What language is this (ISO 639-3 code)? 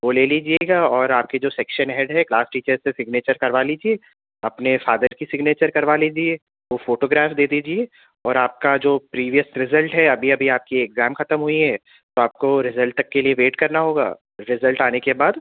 urd